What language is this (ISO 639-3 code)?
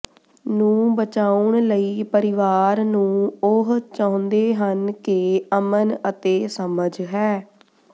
pan